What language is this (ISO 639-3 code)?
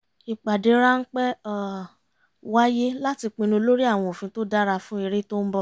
yor